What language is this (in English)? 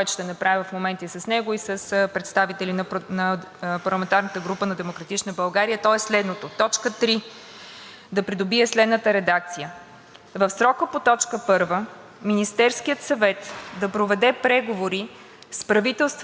Bulgarian